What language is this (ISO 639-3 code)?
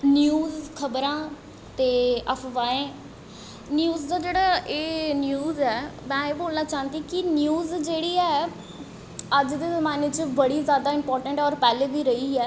doi